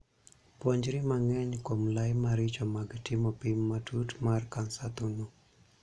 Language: Luo (Kenya and Tanzania)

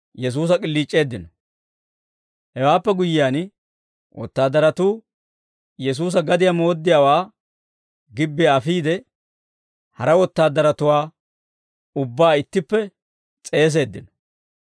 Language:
Dawro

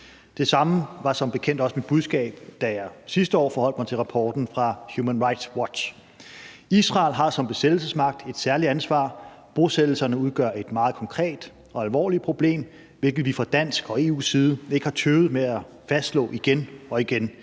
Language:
Danish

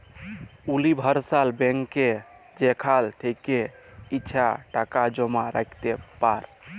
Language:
Bangla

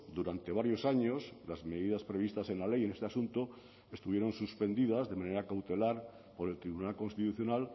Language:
Spanish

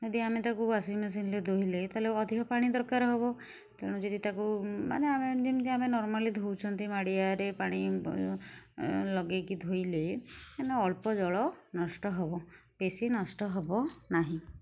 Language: Odia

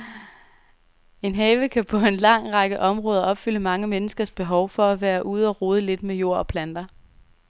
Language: Danish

